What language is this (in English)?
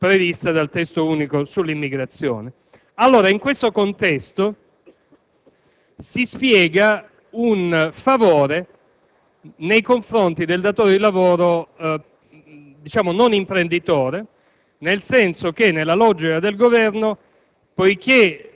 Italian